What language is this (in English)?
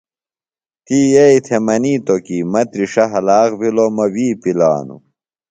Phalura